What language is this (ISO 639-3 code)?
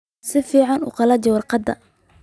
som